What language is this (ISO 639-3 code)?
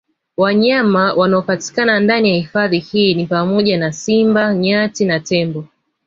swa